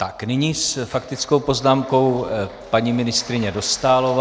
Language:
Czech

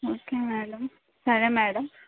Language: Telugu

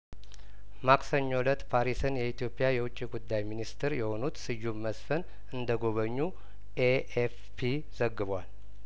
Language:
Amharic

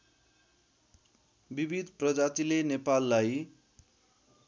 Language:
Nepali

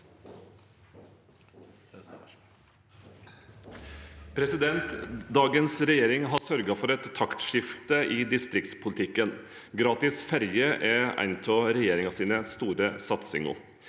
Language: Norwegian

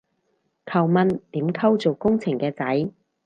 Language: Cantonese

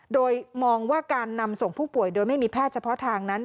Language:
Thai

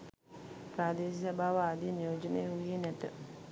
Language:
Sinhala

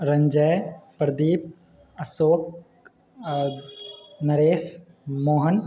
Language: Maithili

